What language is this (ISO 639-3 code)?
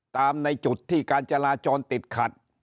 tha